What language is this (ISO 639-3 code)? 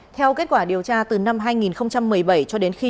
vie